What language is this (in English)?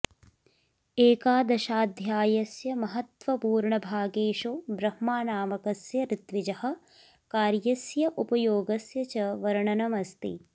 Sanskrit